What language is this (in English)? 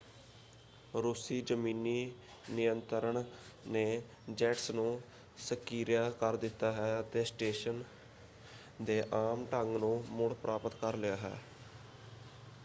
Punjabi